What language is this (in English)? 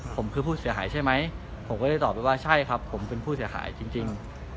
Thai